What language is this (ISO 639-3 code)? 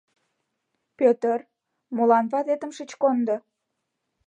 chm